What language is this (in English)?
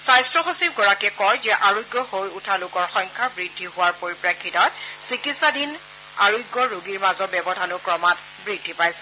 Assamese